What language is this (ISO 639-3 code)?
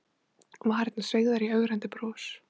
isl